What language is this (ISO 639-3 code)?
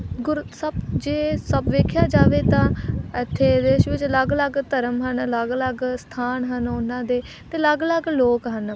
pan